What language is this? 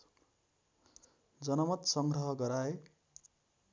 Nepali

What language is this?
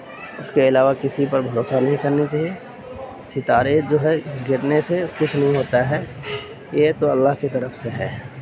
Urdu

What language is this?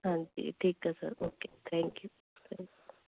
Punjabi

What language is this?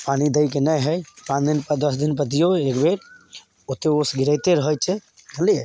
Maithili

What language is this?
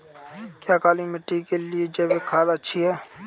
Hindi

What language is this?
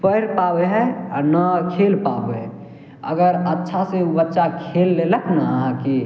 Maithili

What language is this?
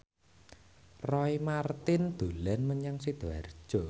Javanese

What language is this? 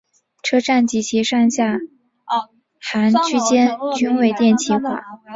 Chinese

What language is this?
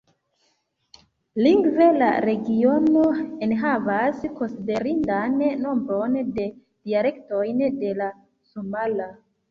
Esperanto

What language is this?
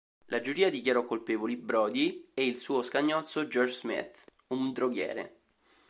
Italian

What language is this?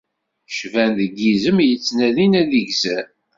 Kabyle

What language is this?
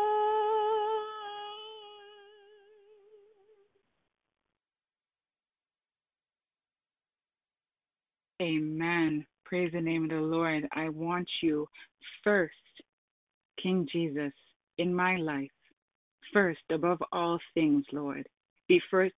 English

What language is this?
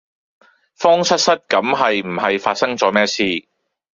Cantonese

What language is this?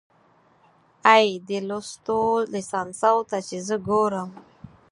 Pashto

